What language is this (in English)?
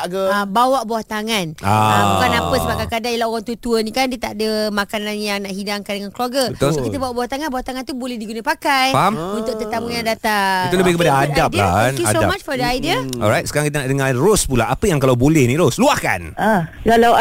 Malay